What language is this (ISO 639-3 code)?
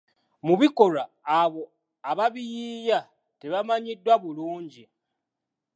lug